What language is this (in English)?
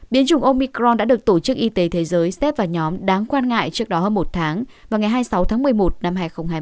Vietnamese